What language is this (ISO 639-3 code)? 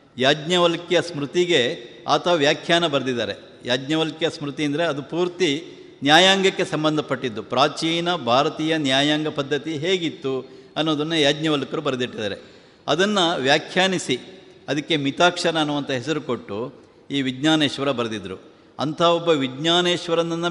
kan